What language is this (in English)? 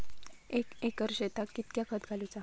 Marathi